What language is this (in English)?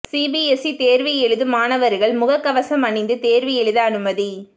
Tamil